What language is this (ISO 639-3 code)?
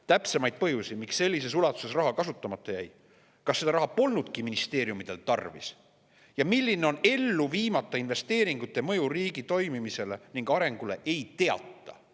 est